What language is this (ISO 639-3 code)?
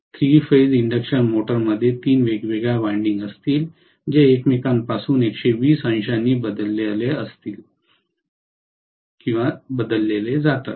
mar